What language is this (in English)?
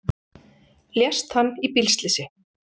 Icelandic